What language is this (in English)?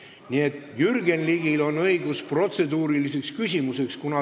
Estonian